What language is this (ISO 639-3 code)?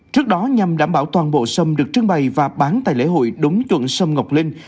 vie